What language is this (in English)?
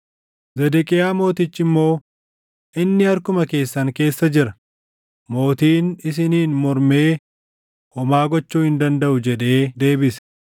Oromo